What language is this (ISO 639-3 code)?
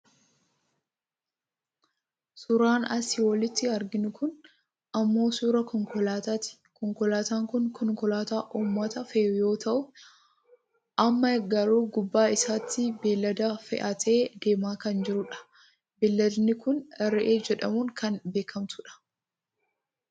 orm